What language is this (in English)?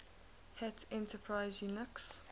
English